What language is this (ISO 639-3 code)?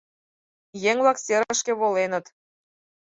chm